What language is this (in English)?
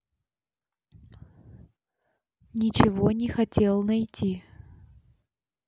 Russian